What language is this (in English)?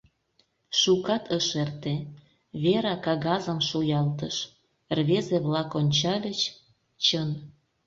Mari